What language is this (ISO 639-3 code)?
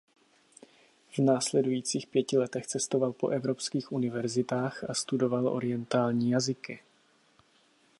ces